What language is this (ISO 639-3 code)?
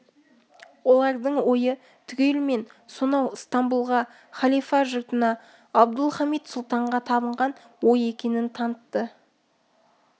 kaz